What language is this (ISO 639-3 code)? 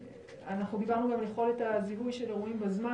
heb